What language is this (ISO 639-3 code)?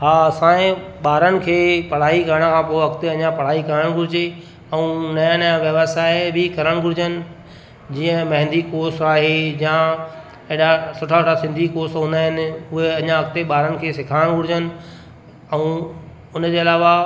snd